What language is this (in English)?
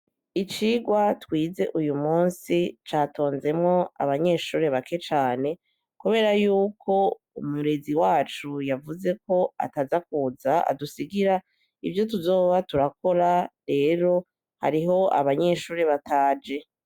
Rundi